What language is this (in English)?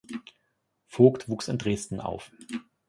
German